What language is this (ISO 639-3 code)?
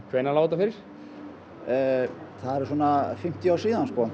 isl